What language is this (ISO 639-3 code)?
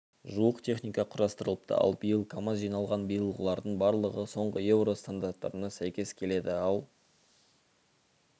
kaz